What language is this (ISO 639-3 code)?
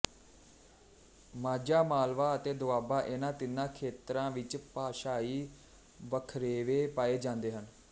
pan